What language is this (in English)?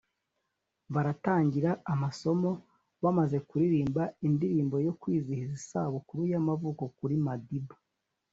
Kinyarwanda